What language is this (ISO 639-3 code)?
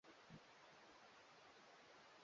swa